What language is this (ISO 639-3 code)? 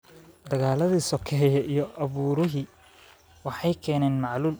som